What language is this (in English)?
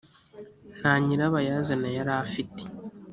Kinyarwanda